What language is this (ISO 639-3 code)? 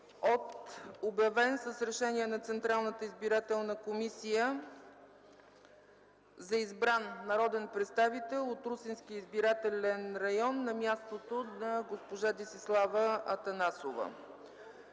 bul